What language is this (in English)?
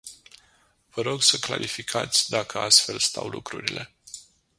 Romanian